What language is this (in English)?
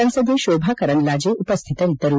Kannada